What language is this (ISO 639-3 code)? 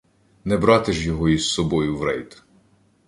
ukr